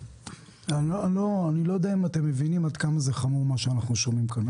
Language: Hebrew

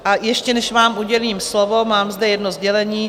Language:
Czech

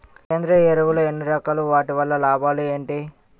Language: Telugu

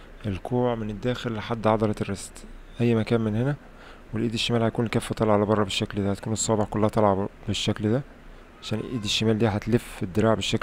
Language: Arabic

